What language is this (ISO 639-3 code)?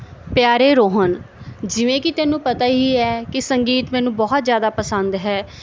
pan